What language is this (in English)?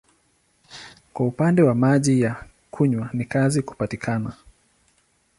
Swahili